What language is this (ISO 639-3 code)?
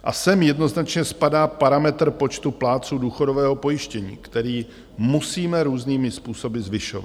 ces